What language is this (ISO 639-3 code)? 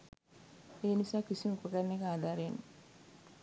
sin